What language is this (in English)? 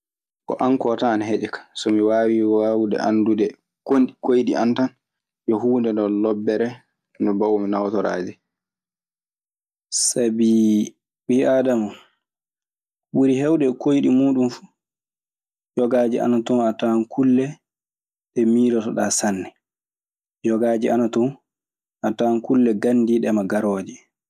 Maasina Fulfulde